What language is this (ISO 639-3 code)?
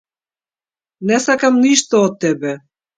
mkd